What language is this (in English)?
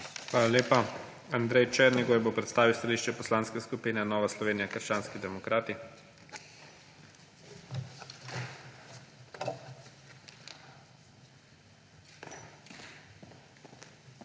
Slovenian